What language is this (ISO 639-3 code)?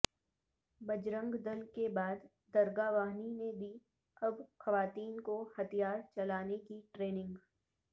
urd